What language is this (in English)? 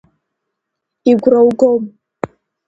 Abkhazian